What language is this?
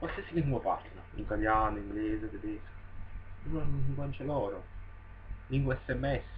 Italian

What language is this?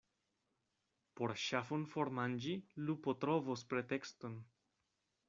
Esperanto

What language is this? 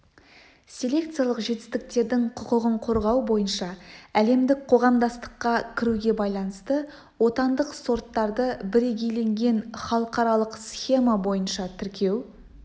Kazakh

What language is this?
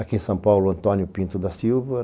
Portuguese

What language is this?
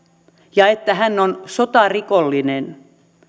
Finnish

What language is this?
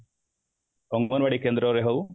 Odia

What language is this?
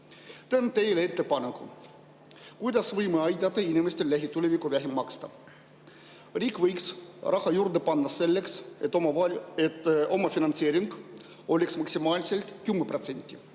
Estonian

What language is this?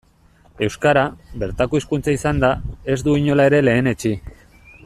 Basque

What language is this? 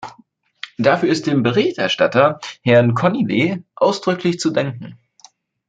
German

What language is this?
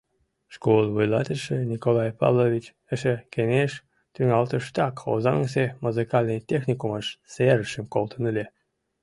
Mari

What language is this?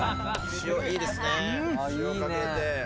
Japanese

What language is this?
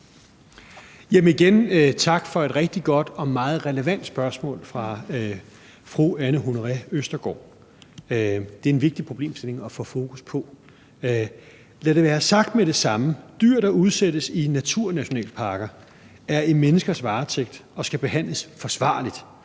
Danish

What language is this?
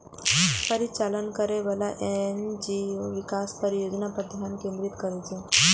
Maithili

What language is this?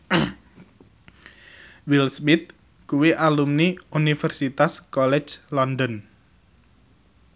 Javanese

